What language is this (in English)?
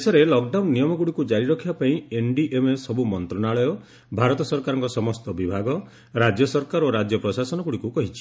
Odia